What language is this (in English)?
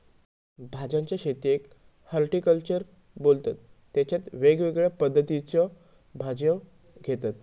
Marathi